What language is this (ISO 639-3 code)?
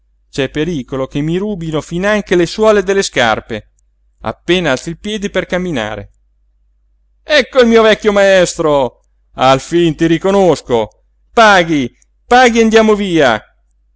ita